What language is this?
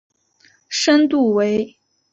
Chinese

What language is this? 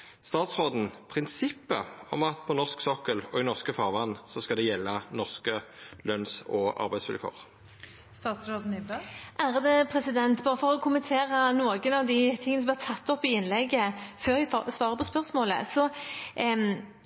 Norwegian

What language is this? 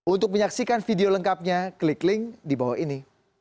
Indonesian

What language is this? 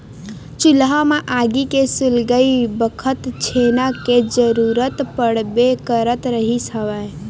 Chhattisgarhi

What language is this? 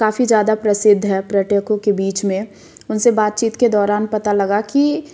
Hindi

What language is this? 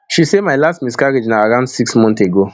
Nigerian Pidgin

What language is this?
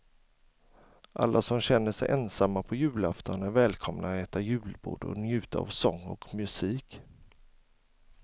Swedish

